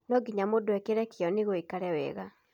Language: Kikuyu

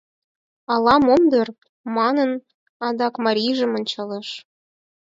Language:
Mari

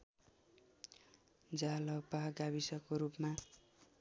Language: Nepali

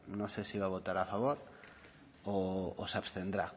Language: Spanish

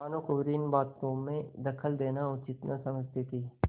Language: Hindi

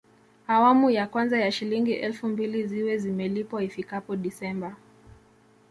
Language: Swahili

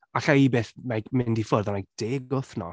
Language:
Welsh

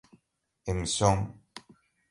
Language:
Portuguese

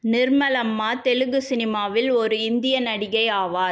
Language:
Tamil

